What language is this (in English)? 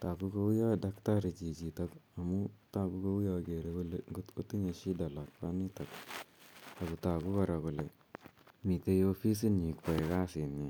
Kalenjin